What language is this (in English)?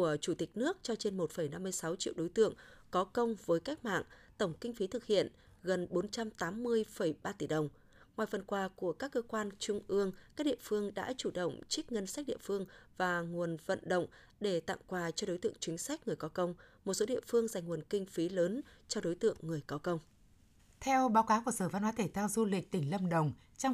Vietnamese